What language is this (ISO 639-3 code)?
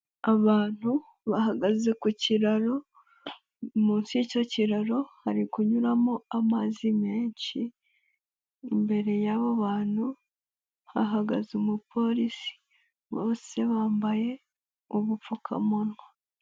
kin